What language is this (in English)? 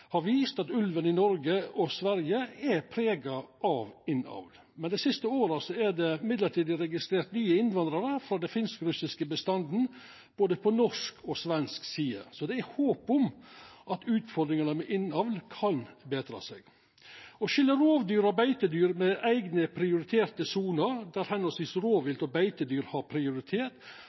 Norwegian Nynorsk